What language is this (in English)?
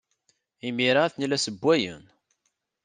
Kabyle